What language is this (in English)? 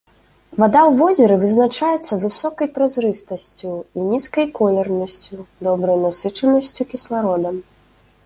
Belarusian